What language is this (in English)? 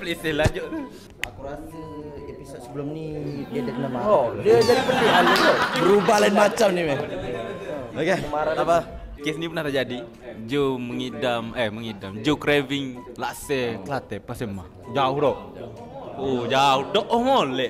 Malay